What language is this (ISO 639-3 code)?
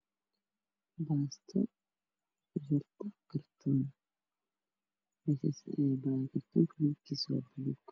som